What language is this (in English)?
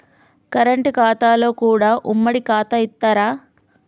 Telugu